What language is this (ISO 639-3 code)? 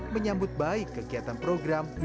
ind